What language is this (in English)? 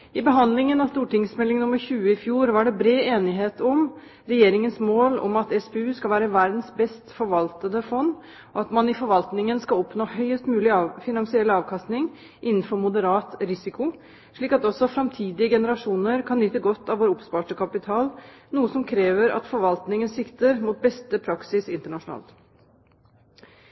Norwegian Bokmål